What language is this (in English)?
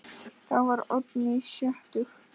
Icelandic